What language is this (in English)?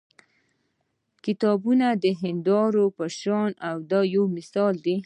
Pashto